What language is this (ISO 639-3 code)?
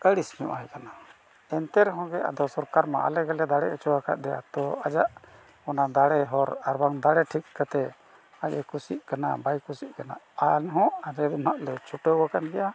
sat